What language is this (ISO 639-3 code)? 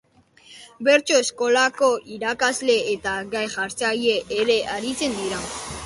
eus